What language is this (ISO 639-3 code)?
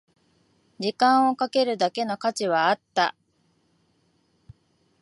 jpn